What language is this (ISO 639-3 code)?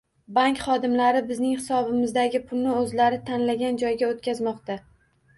uzb